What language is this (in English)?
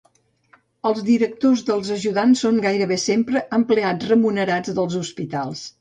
Catalan